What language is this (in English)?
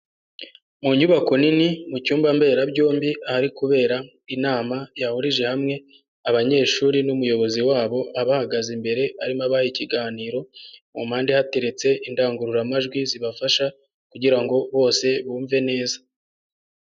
Kinyarwanda